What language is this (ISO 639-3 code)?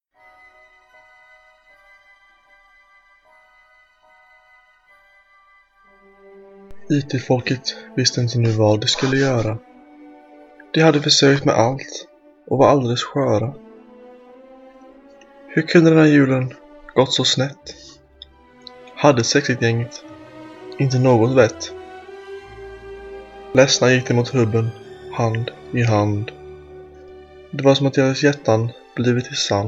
swe